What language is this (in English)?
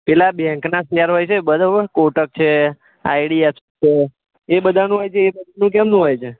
Gujarati